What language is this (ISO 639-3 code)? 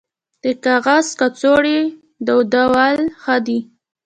pus